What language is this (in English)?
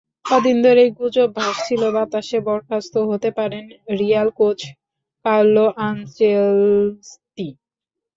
Bangla